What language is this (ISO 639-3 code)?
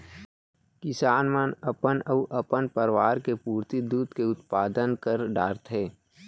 hne